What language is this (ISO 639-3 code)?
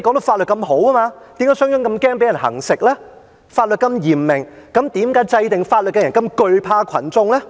yue